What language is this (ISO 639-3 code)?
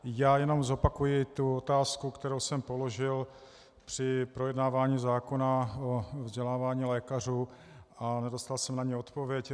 ces